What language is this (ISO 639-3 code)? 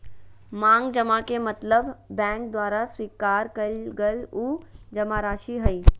mag